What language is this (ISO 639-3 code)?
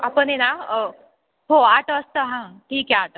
mar